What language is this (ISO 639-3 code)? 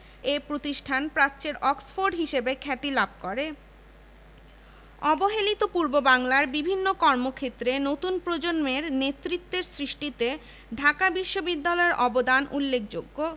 ben